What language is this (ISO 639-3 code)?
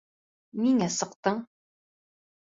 bak